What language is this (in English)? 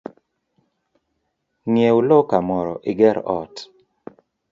Luo (Kenya and Tanzania)